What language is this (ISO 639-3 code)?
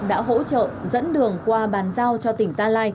vie